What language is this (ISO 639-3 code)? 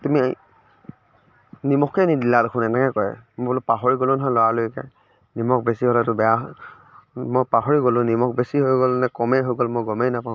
asm